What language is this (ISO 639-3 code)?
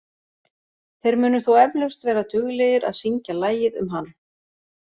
isl